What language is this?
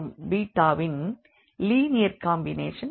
Tamil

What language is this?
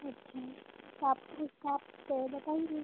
Hindi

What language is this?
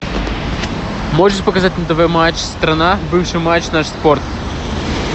Russian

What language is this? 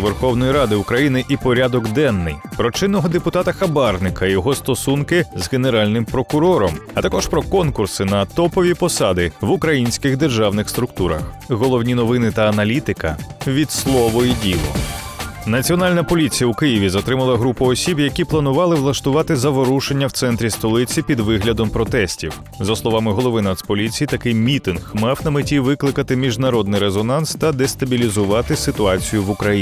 Ukrainian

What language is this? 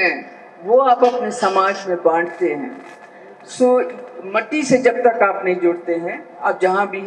Hindi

